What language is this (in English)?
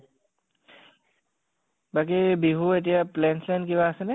Assamese